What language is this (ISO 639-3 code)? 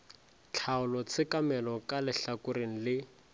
nso